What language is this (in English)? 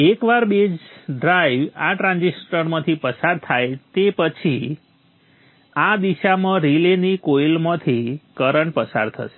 Gujarati